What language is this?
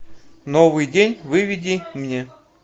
Russian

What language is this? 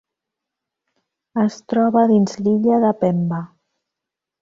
Catalan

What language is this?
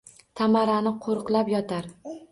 Uzbek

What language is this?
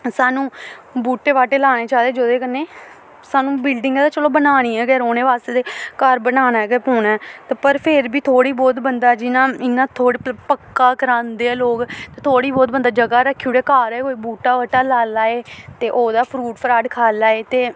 Dogri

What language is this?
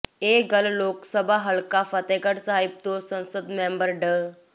Punjabi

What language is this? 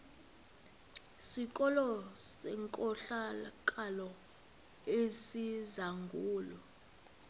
Xhosa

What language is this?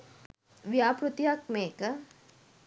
Sinhala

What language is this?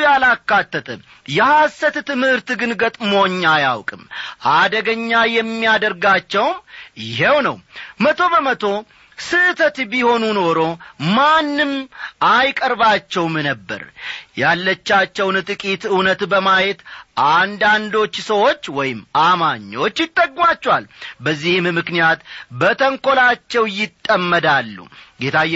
Amharic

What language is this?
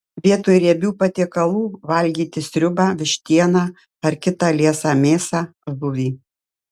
Lithuanian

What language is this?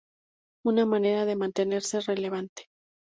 Spanish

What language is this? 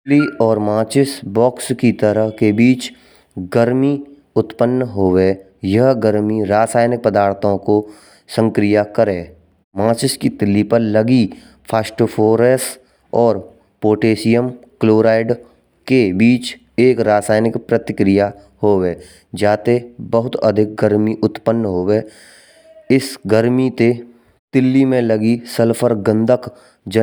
Braj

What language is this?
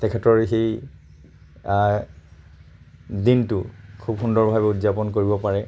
Assamese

